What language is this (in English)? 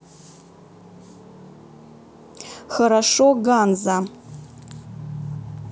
Russian